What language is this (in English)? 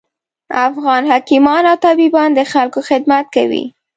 Pashto